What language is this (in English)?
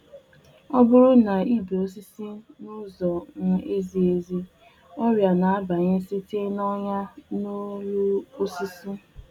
Igbo